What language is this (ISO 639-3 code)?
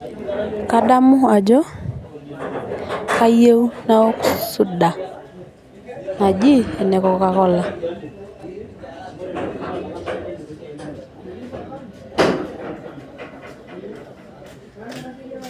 mas